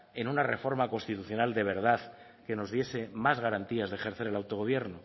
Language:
Spanish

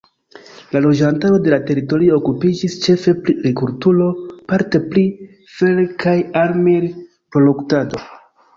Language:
Esperanto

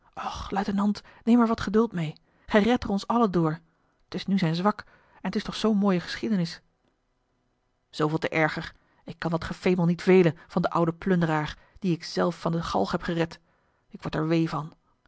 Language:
Dutch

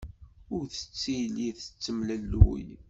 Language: Kabyle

